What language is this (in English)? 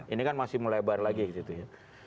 Indonesian